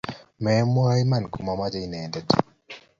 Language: Kalenjin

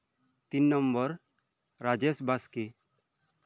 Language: Santali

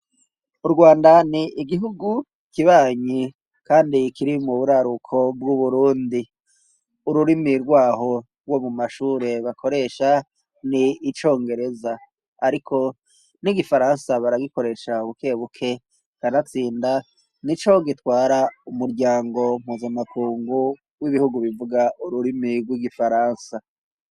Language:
Rundi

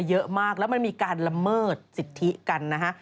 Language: Thai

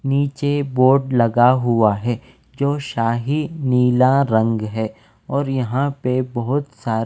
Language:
Hindi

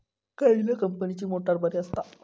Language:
Marathi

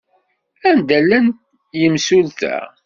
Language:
Kabyle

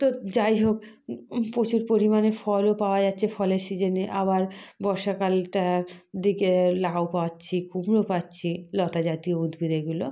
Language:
Bangla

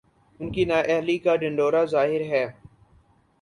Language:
Urdu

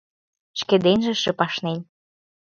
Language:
Mari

